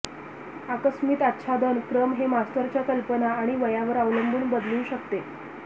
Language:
Marathi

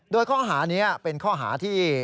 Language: Thai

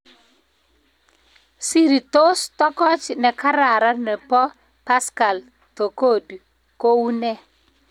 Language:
Kalenjin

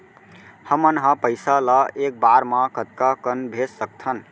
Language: Chhattisgarhi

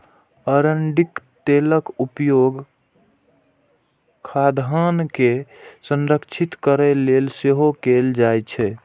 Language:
Maithili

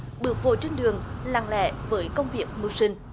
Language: Vietnamese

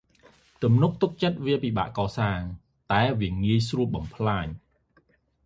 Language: Khmer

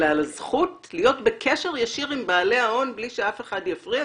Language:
Hebrew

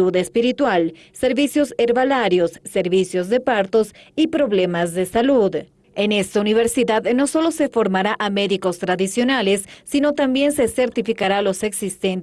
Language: Spanish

